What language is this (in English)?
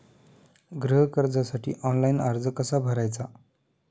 Marathi